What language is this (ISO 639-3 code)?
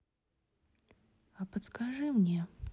rus